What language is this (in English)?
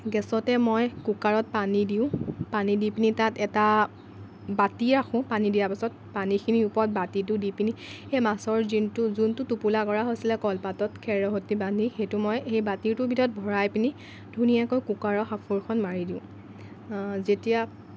Assamese